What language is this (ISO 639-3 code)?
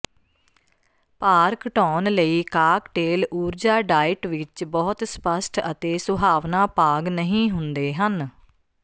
pan